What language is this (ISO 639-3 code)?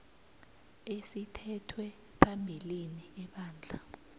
nbl